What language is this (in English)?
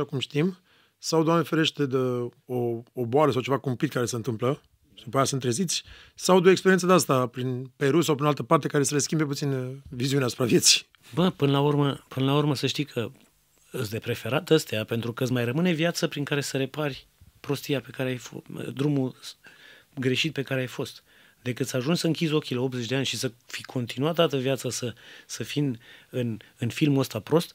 Romanian